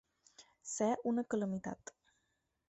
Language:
Catalan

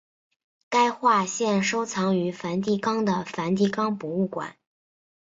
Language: Chinese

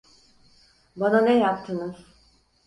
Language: Turkish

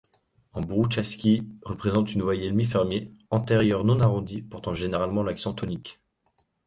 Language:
French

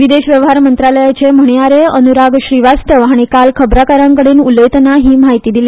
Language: Konkani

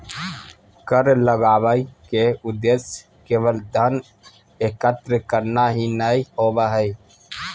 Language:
Magahi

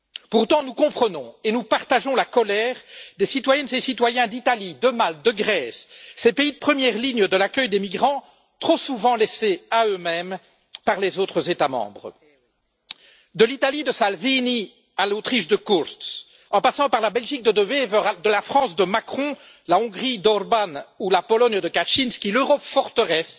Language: French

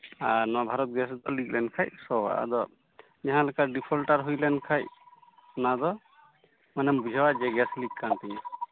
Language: Santali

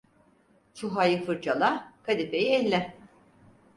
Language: Turkish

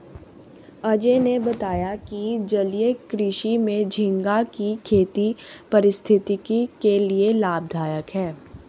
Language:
Hindi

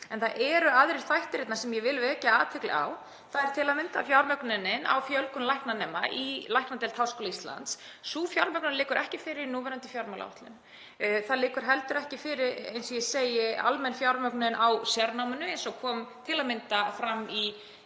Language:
Icelandic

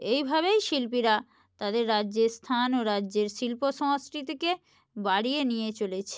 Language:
Bangla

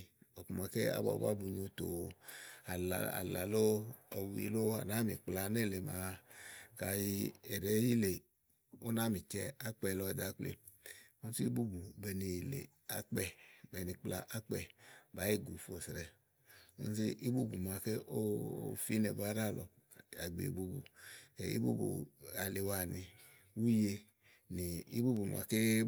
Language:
Igo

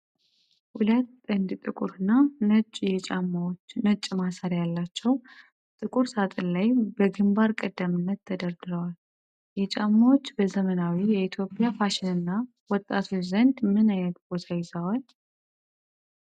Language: Amharic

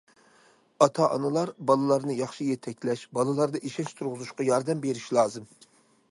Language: Uyghur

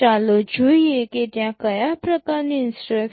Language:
Gujarati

